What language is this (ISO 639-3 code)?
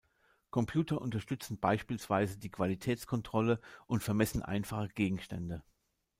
deu